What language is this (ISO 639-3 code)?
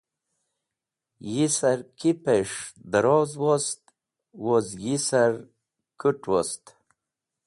wbl